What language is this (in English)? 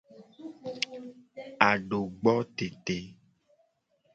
Gen